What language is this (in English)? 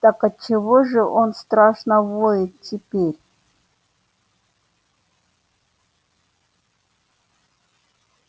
Russian